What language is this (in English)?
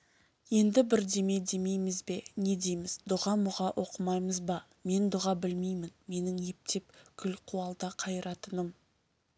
Kazakh